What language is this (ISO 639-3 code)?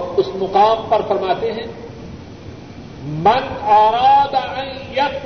urd